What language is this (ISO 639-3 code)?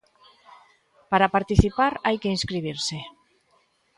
glg